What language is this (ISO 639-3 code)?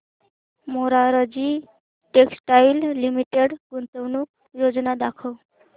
mar